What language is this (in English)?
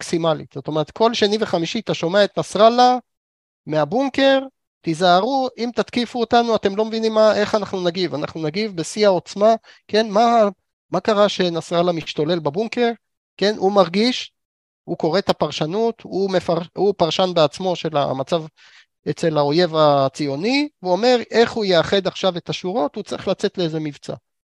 Hebrew